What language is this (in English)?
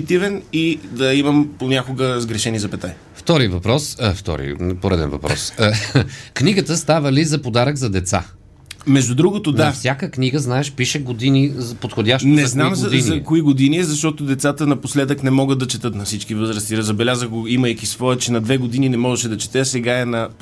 Bulgarian